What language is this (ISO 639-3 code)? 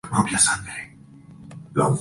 spa